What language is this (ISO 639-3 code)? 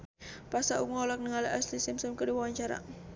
sun